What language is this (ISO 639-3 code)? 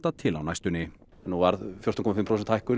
isl